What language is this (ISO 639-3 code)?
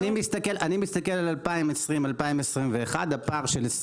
heb